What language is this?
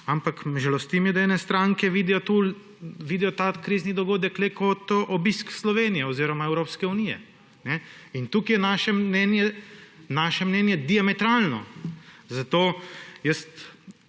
Slovenian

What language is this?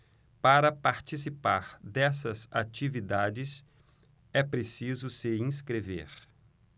Portuguese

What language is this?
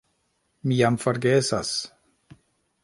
Esperanto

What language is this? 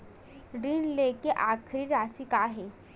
Chhattisgarhi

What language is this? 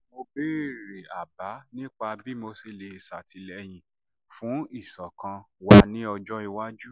Yoruba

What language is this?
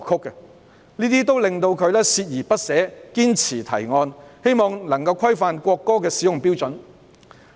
Cantonese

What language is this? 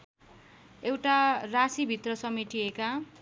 Nepali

